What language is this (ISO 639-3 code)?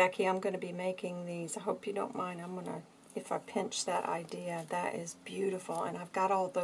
eng